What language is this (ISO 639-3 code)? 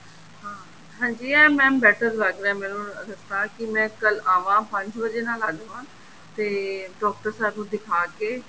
pan